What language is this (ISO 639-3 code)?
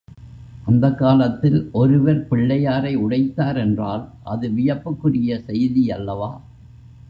tam